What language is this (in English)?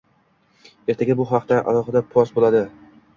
Uzbek